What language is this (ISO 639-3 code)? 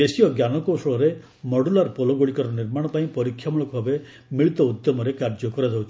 ori